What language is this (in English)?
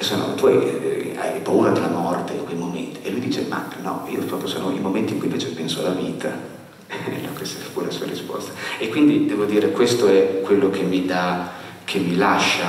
Italian